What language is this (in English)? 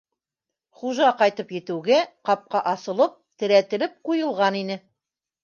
Bashkir